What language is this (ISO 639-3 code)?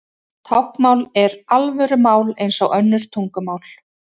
isl